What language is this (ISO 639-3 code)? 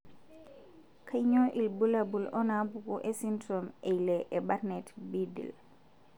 mas